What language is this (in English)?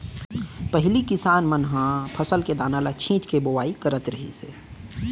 Chhattisgarhi